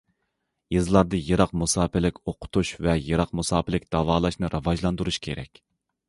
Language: Uyghur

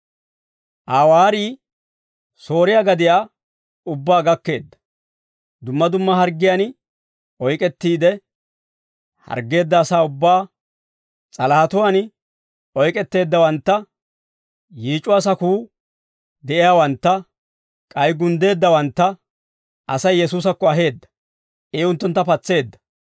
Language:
Dawro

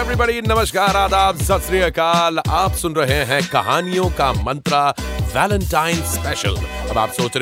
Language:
Hindi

